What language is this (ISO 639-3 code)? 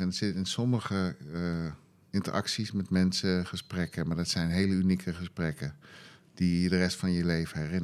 nld